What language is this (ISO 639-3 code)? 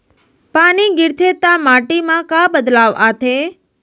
hne